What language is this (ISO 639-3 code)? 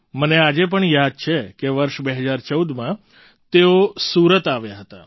guj